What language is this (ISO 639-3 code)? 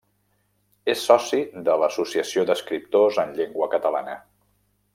cat